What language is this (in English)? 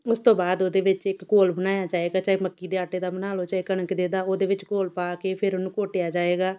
Punjabi